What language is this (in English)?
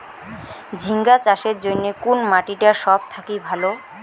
Bangla